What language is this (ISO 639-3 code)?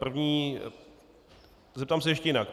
ces